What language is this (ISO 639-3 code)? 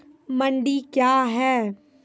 mai